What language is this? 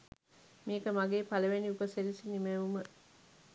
Sinhala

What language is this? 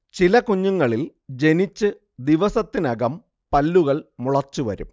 Malayalam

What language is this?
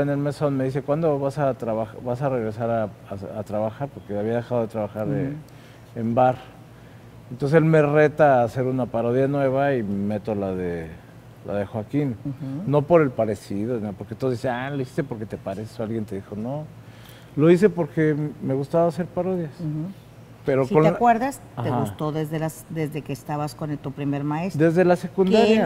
Spanish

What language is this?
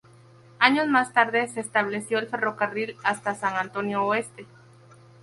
Spanish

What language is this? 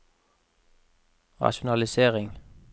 Norwegian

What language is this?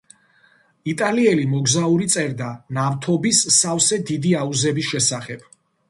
Georgian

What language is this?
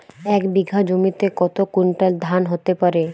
Bangla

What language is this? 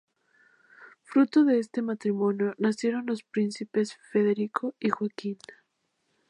Spanish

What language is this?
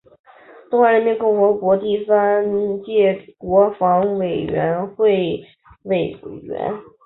Chinese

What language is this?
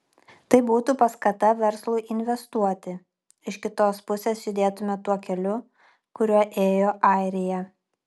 Lithuanian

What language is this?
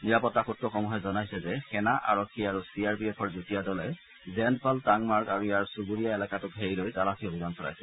Assamese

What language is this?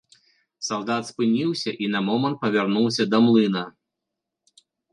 Belarusian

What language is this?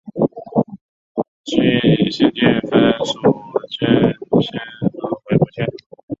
Chinese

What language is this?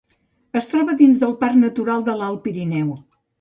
Catalan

